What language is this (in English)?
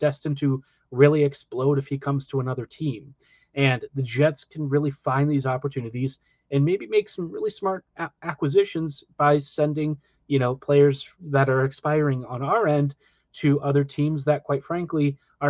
English